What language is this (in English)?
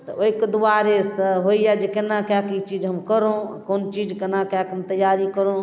Maithili